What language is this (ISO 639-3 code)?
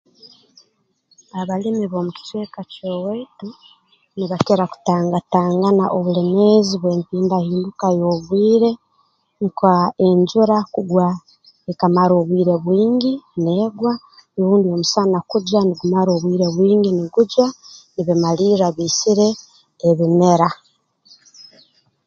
ttj